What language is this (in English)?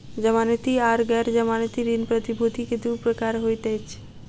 Maithili